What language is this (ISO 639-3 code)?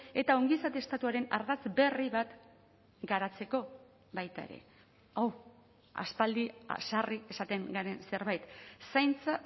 eus